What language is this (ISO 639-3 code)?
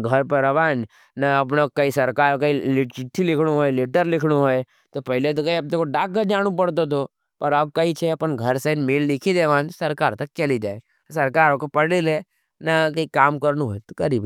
noe